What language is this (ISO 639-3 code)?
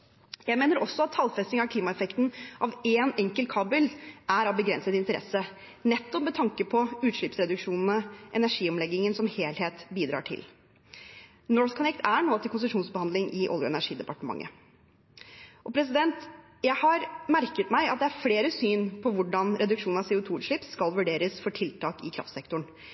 nob